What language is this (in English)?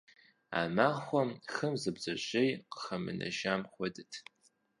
Kabardian